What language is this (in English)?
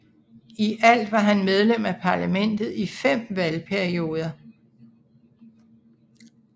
Danish